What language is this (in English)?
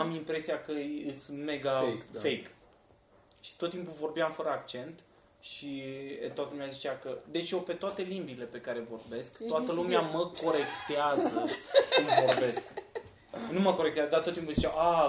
Romanian